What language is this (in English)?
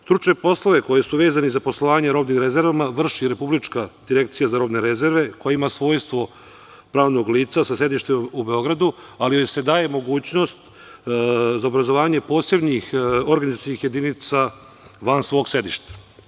Serbian